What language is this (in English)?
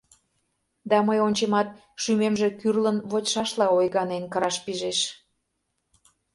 Mari